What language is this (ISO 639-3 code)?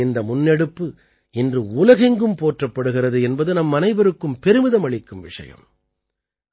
tam